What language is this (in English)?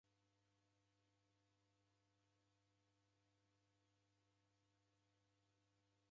Taita